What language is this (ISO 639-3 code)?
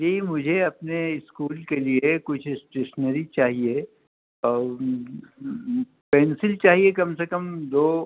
urd